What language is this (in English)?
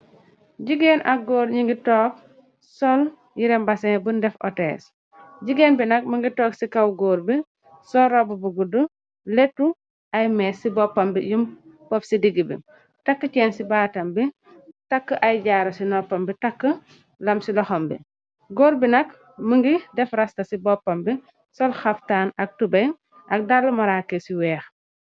Wolof